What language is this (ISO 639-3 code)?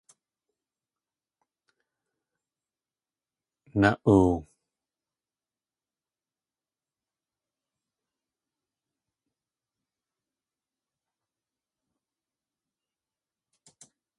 tli